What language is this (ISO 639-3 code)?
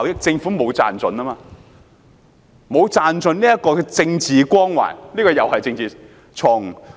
yue